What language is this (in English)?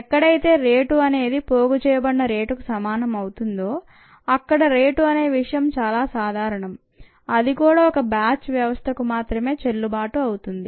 Telugu